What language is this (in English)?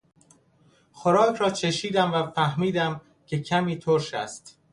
Persian